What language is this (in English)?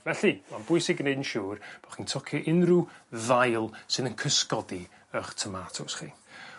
Welsh